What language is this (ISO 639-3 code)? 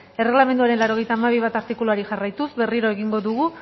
eus